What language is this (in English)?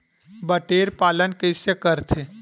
Chhattisgarhi